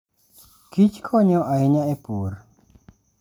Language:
Luo (Kenya and Tanzania)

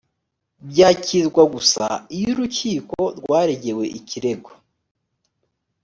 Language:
Kinyarwanda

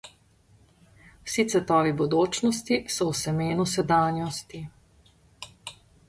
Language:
Slovenian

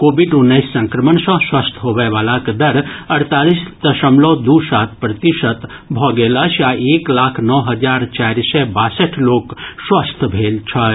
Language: Maithili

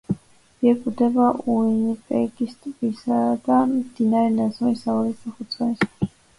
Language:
Georgian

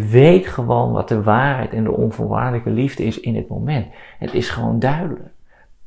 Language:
Dutch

